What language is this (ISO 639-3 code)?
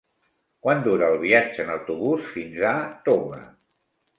cat